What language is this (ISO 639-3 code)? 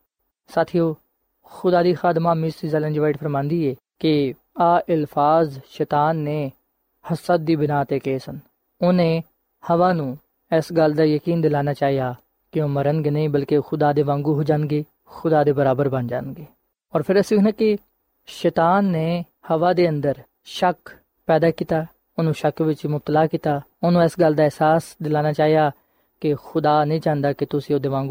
pan